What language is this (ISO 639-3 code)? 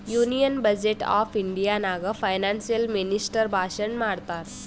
kan